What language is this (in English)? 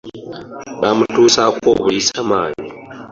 Ganda